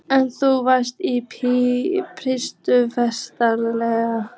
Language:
Icelandic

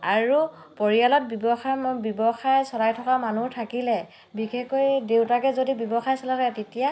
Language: Assamese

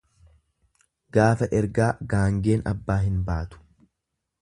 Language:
Oromo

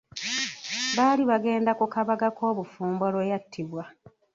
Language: Ganda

